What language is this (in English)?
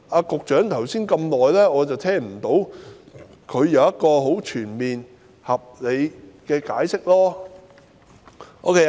Cantonese